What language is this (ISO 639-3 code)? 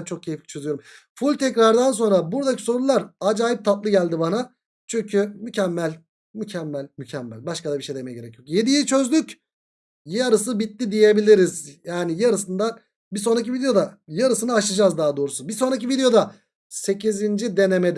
tur